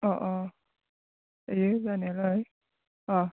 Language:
Bodo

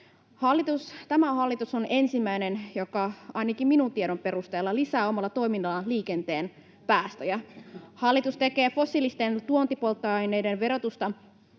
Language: Finnish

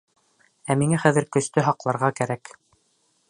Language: Bashkir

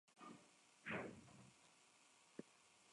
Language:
Spanish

